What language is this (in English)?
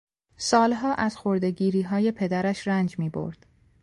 Persian